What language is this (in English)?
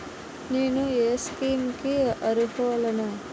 Telugu